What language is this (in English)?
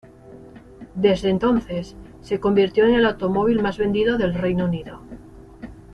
Spanish